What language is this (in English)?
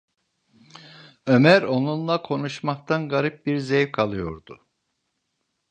Turkish